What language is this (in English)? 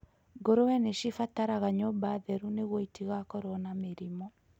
Kikuyu